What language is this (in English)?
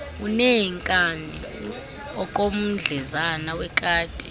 Xhosa